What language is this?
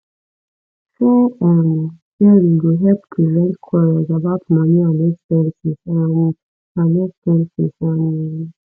Nigerian Pidgin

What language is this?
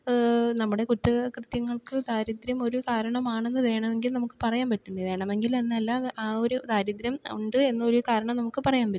Malayalam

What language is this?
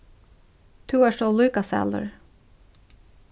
Faroese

